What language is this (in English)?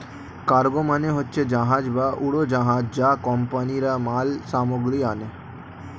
Bangla